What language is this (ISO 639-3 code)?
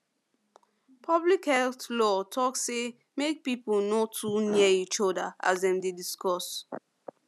pcm